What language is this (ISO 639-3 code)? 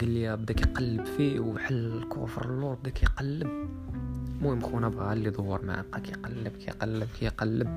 ara